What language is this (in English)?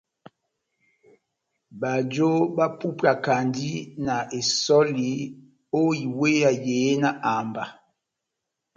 Batanga